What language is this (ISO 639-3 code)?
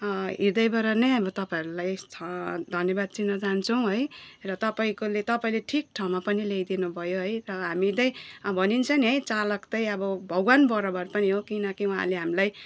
nep